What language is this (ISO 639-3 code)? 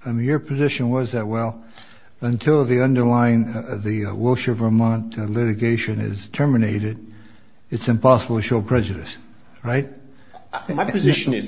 eng